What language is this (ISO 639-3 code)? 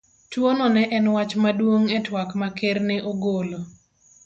luo